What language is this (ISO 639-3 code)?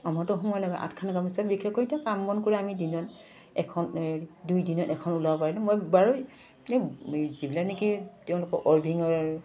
asm